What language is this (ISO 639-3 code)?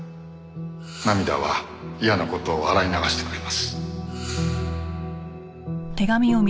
jpn